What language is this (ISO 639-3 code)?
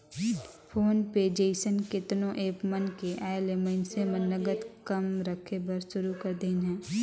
hne